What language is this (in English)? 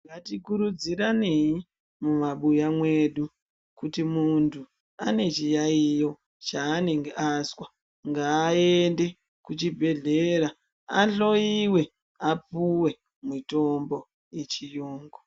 Ndau